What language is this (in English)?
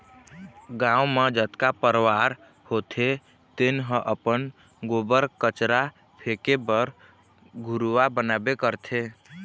Chhattisgarhi